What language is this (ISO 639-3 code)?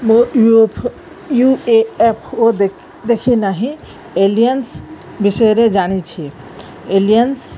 ori